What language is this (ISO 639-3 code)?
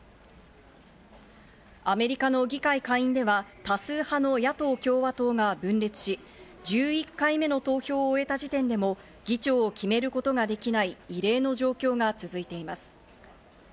jpn